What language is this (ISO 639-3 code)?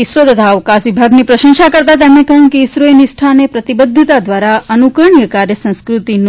guj